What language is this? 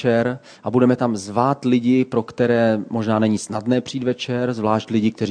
Czech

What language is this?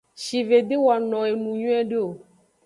Aja (Benin)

